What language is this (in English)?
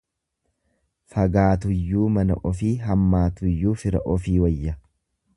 Oromo